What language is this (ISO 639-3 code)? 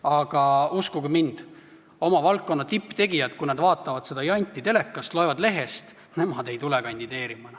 est